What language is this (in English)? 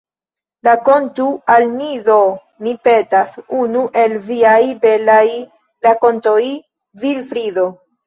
Esperanto